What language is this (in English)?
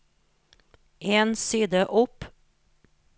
Norwegian